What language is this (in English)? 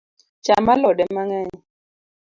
Luo (Kenya and Tanzania)